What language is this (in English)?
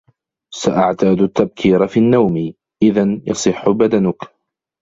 Arabic